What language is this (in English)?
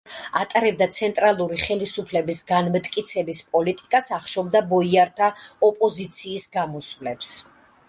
Georgian